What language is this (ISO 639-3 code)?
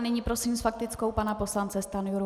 ces